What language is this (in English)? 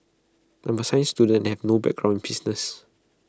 English